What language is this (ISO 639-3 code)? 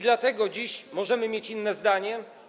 pol